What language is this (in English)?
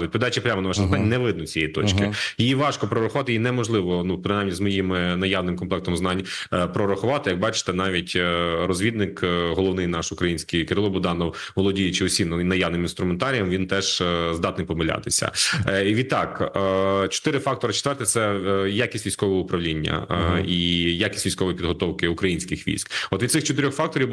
Ukrainian